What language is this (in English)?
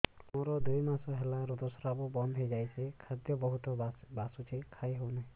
Odia